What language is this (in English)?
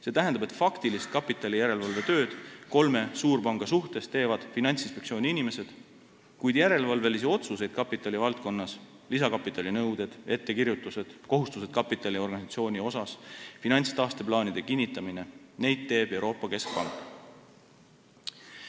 Estonian